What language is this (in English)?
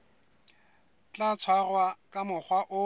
Southern Sotho